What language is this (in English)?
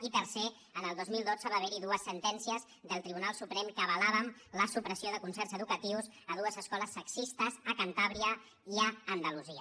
Catalan